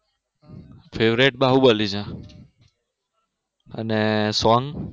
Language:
Gujarati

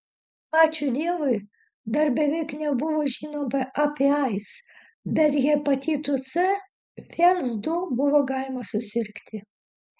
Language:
Lithuanian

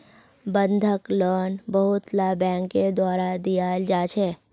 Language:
Magahi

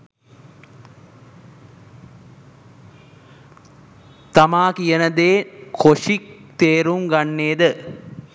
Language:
Sinhala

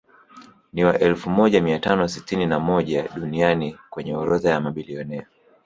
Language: Swahili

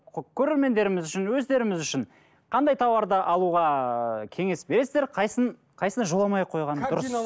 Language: Kazakh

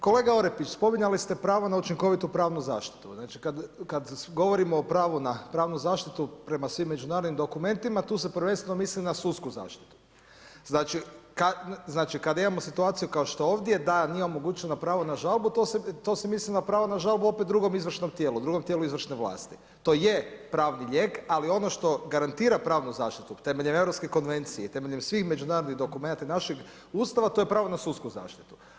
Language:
Croatian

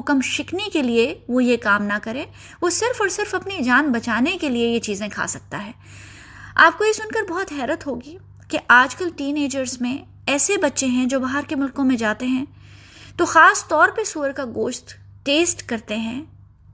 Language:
Urdu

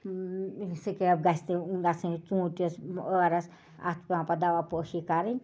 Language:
Kashmiri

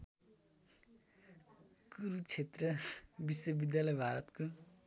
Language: Nepali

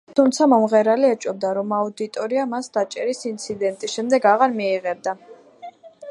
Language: Georgian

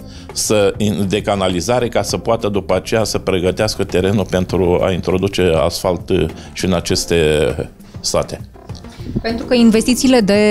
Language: Romanian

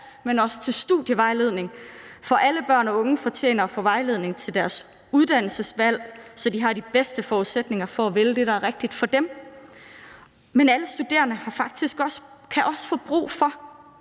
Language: Danish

